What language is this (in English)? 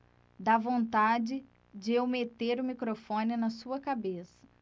Portuguese